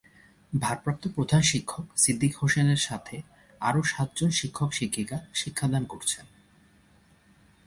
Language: Bangla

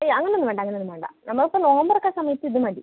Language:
Malayalam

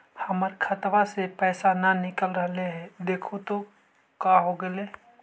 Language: Magahi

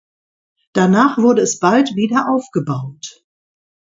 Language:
German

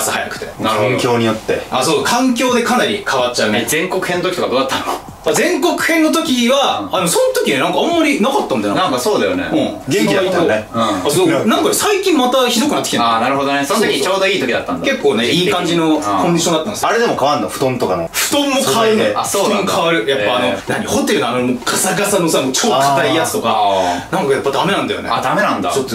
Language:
Japanese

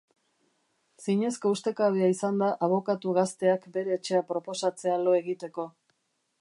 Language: Basque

